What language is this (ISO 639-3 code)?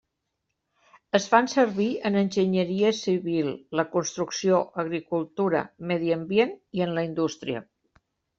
cat